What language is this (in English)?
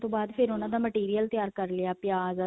Punjabi